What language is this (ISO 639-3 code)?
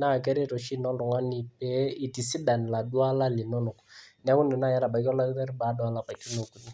mas